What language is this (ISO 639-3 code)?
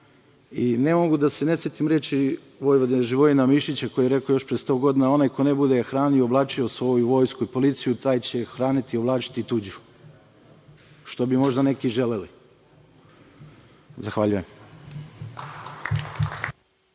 srp